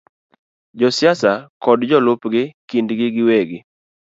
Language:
Luo (Kenya and Tanzania)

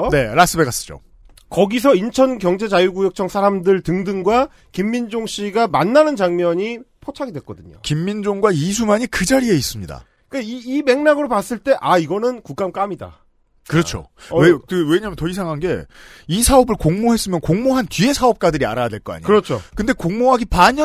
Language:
Korean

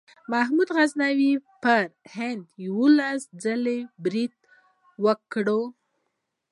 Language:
Pashto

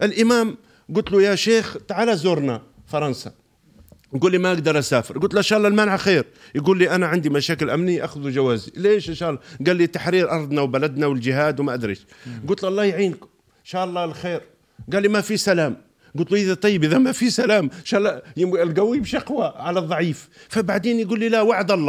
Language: Arabic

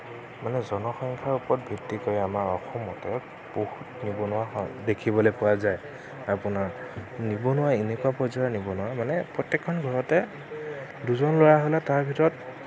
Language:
Assamese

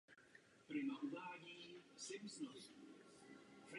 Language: Czech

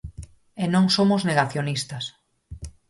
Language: Galician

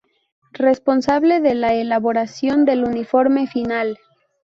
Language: Spanish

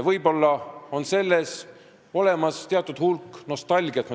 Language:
Estonian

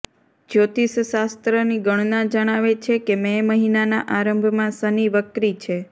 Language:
Gujarati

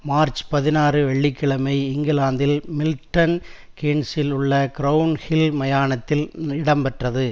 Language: Tamil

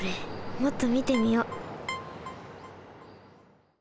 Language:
Japanese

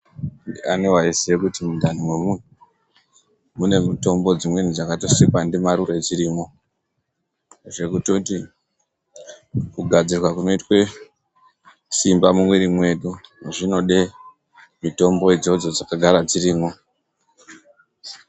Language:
Ndau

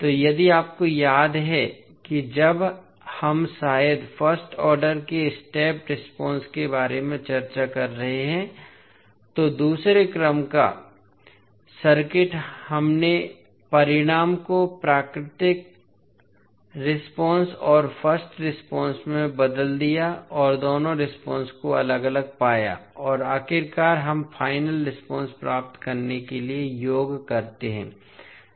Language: Hindi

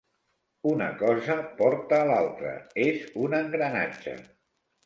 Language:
Catalan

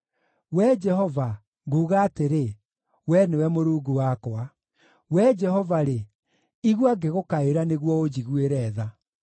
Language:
Kikuyu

